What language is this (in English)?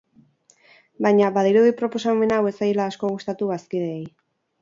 Basque